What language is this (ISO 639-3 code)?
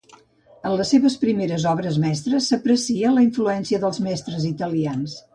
cat